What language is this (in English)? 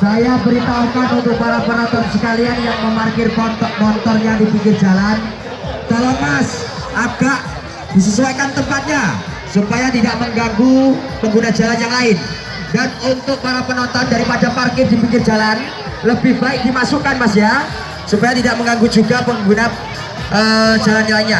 Indonesian